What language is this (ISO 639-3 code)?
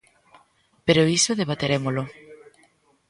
glg